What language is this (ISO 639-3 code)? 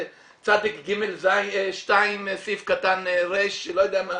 heb